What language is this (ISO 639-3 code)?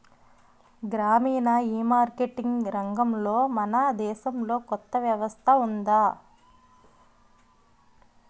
tel